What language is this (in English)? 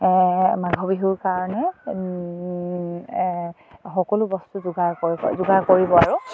Assamese